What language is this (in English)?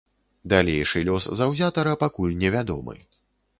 Belarusian